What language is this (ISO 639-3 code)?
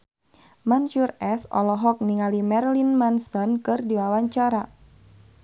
sun